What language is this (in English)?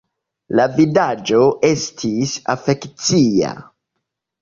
Esperanto